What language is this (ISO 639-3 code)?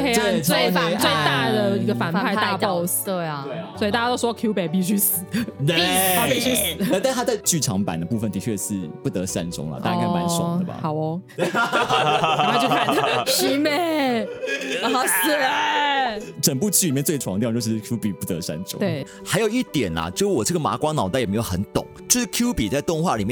zho